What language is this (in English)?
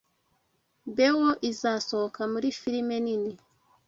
Kinyarwanda